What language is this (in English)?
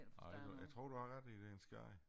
Danish